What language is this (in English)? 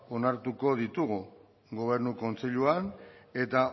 Basque